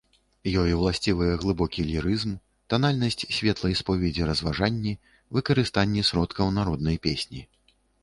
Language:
Belarusian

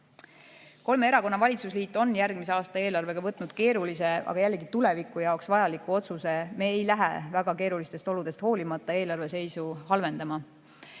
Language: Estonian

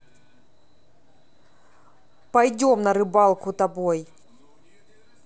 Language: Russian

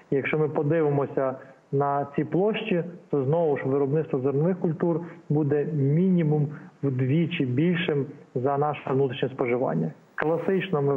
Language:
Ukrainian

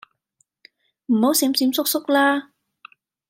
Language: Cantonese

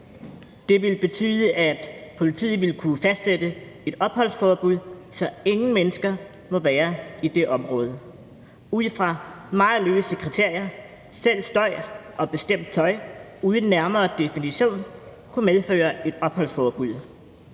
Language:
Danish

